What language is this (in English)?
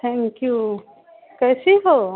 Hindi